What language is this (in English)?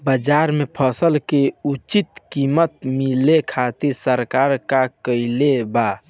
Bhojpuri